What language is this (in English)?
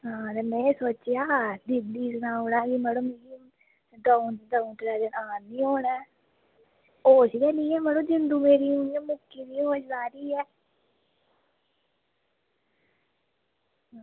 Dogri